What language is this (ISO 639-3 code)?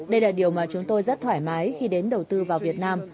vie